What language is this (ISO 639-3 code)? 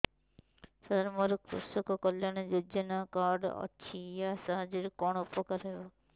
ori